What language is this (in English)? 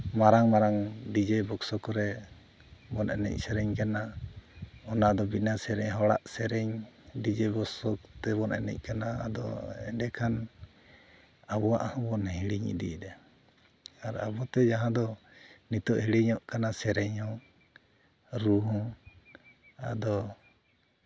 Santali